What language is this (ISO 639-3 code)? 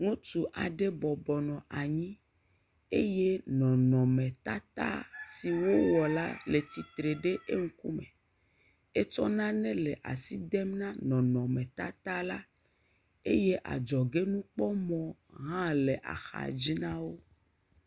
ewe